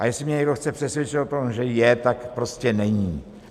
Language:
Czech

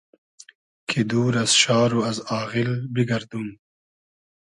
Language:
Hazaragi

